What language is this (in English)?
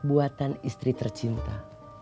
Indonesian